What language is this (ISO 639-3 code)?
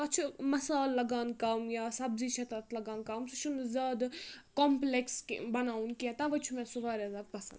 kas